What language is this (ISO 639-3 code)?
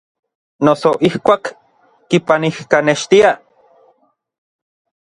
nlv